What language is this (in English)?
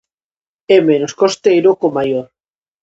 Galician